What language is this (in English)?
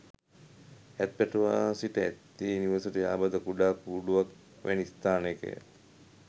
Sinhala